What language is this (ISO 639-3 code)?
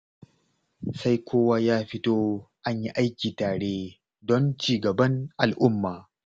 hau